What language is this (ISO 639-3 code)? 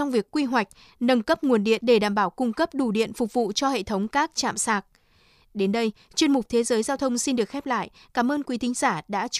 vie